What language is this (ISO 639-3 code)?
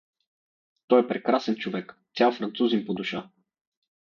bul